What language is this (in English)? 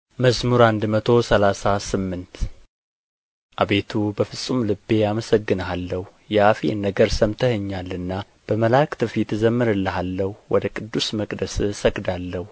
Amharic